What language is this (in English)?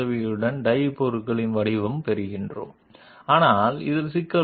Telugu